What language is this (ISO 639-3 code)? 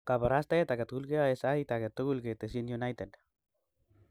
kln